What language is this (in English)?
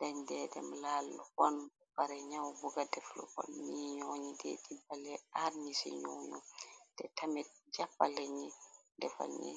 Wolof